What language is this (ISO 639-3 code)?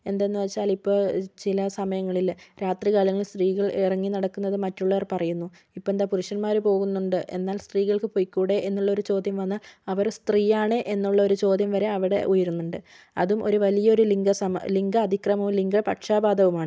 mal